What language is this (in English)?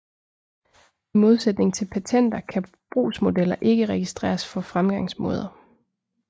Danish